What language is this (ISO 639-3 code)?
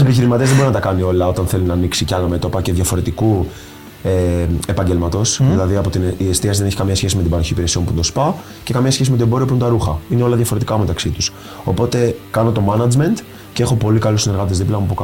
ell